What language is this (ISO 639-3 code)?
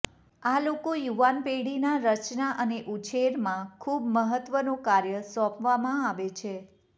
guj